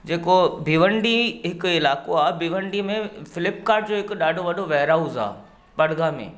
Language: Sindhi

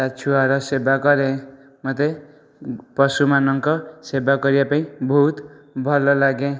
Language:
Odia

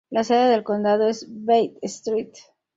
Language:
Spanish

